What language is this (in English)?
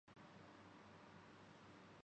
Urdu